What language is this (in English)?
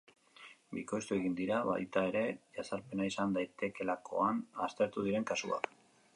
Basque